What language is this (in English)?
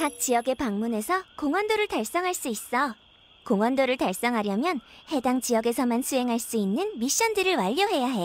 Korean